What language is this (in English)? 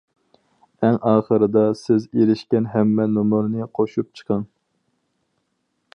Uyghur